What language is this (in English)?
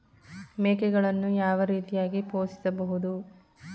Kannada